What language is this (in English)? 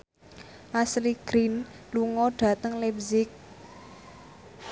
Javanese